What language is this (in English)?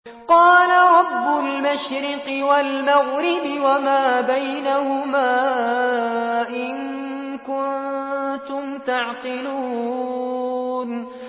Arabic